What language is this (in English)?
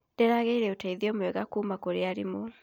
Kikuyu